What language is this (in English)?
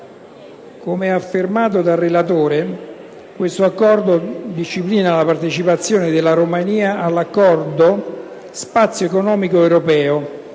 Italian